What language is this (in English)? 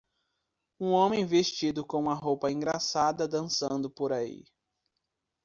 Portuguese